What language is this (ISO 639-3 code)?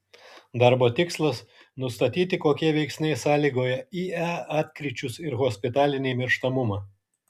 lit